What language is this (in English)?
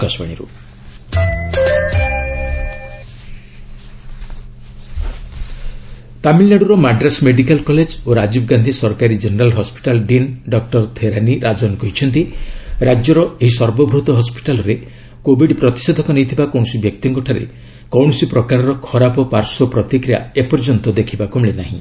Odia